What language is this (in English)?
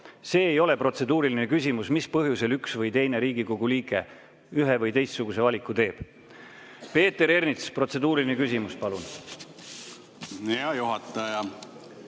Estonian